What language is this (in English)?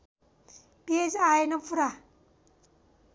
Nepali